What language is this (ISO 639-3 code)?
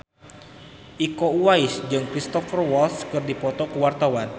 sun